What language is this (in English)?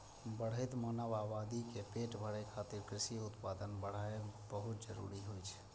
Maithili